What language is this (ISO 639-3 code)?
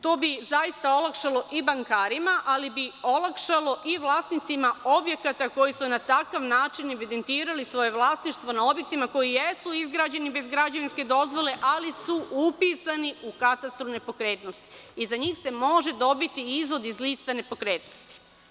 srp